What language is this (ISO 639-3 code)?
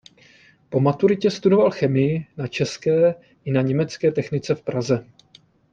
ces